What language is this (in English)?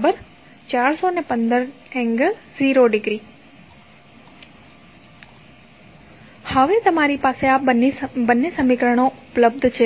Gujarati